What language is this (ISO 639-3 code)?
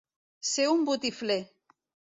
cat